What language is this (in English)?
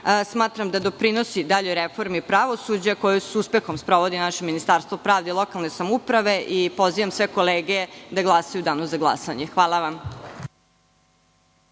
Serbian